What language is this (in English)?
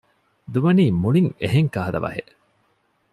Divehi